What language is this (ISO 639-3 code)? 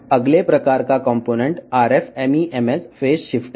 tel